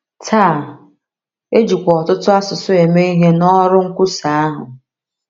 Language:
Igbo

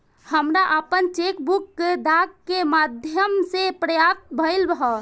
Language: Bhojpuri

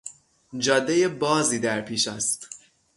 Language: Persian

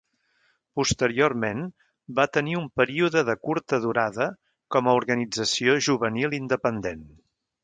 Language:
Catalan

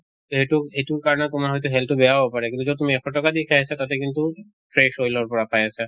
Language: Assamese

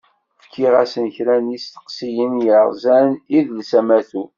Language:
Kabyle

